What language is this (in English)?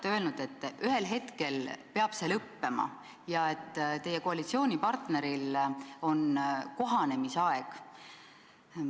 Estonian